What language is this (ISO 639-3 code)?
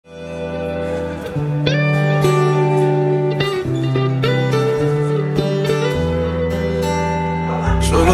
ron